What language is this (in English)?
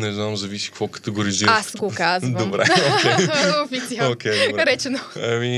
Bulgarian